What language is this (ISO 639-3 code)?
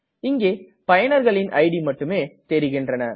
tam